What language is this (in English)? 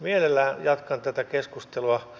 Finnish